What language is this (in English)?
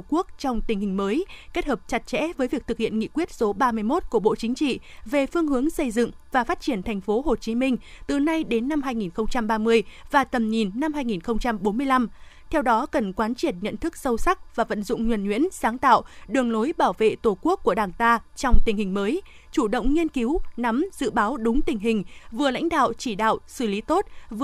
Vietnamese